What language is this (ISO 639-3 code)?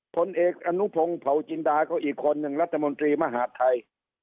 tha